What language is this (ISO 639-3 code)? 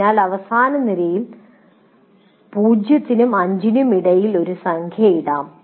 mal